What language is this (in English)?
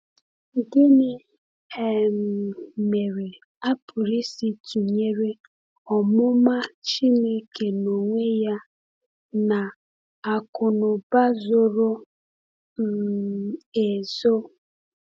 Igbo